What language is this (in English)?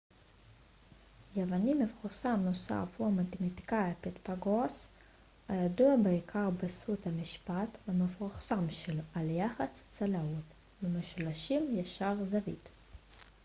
Hebrew